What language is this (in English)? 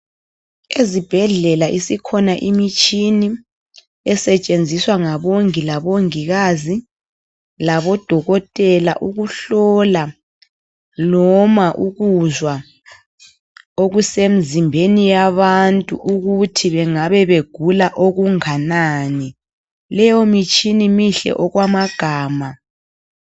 North Ndebele